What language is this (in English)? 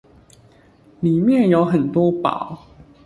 Chinese